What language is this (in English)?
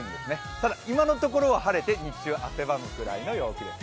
Japanese